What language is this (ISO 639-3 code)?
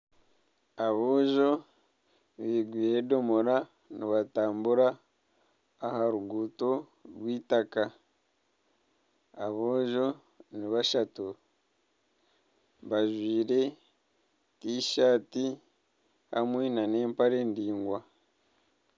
nyn